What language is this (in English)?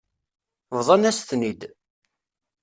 Kabyle